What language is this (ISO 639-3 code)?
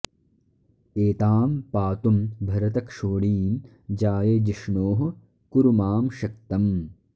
san